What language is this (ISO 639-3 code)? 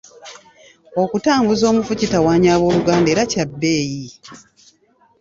lug